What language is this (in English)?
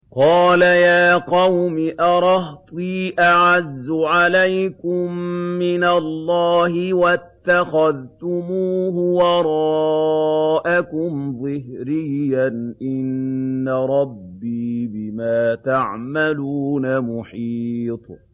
Arabic